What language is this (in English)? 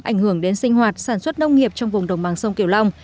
Vietnamese